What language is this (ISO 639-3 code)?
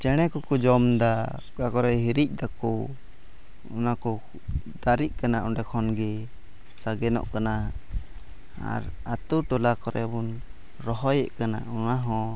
sat